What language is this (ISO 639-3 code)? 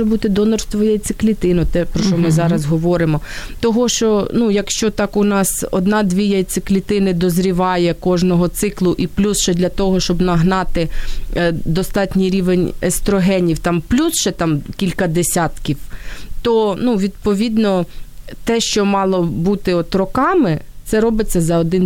ukr